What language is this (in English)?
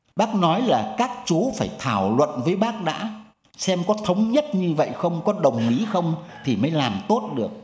Vietnamese